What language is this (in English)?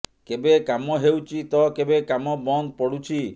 Odia